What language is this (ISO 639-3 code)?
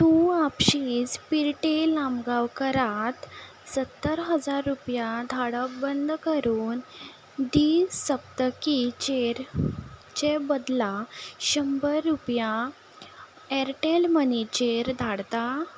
kok